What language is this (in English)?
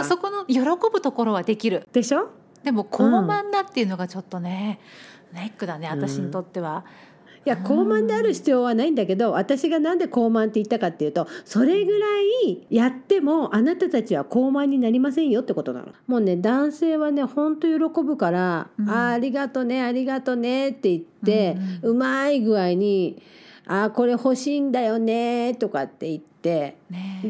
Japanese